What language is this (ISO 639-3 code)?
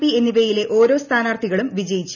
mal